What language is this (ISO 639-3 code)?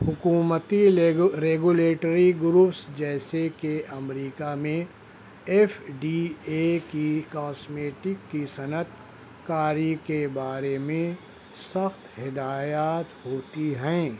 urd